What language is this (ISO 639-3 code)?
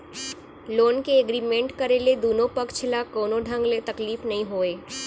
hne